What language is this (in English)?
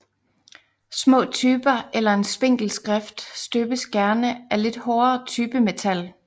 Danish